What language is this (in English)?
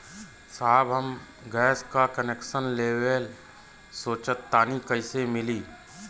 Bhojpuri